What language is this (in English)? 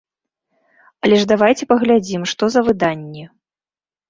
Belarusian